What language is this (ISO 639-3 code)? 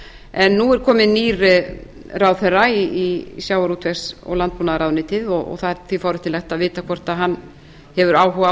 isl